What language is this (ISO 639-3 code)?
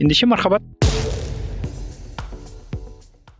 kaz